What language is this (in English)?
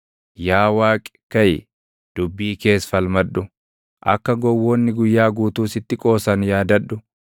Oromo